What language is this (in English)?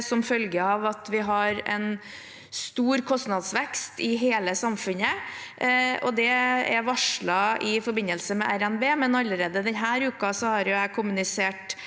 Norwegian